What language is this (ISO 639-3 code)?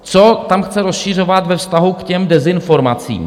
ces